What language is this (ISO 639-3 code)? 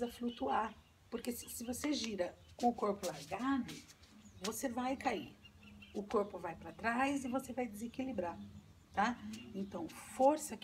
por